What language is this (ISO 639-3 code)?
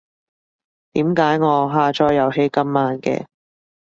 yue